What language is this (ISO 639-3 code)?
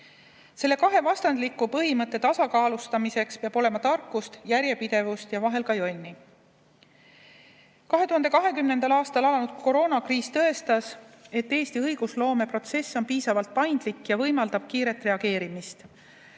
est